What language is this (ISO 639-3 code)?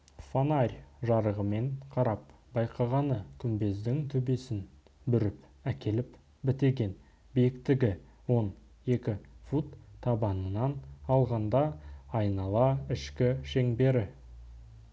kaz